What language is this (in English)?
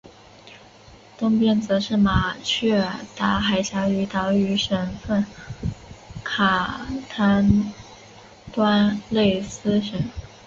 Chinese